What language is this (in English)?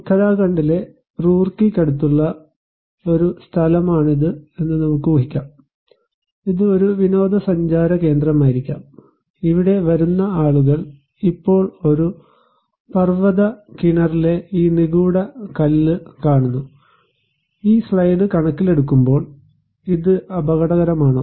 Malayalam